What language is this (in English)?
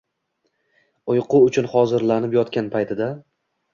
Uzbek